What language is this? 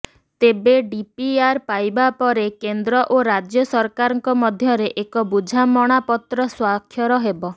Odia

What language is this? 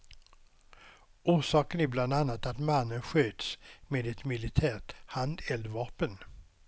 Swedish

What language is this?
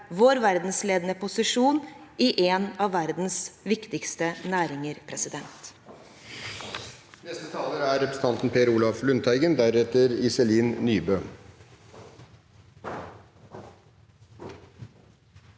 Norwegian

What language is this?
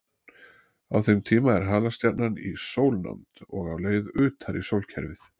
Icelandic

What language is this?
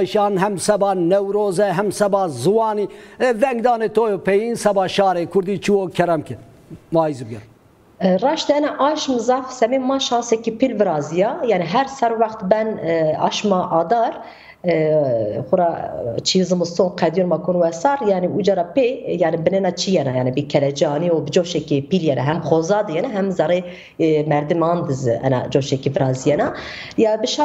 Turkish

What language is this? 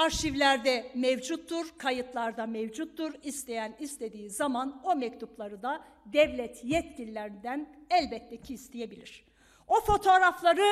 Turkish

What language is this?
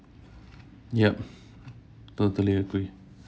English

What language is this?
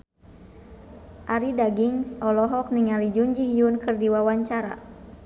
Sundanese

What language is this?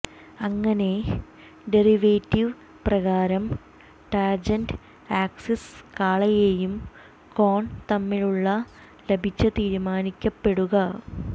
Malayalam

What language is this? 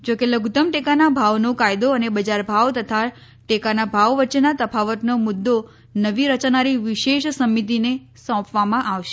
Gujarati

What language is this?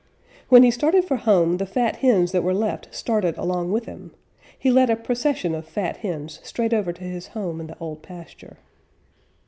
English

